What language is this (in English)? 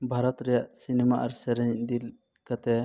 Santali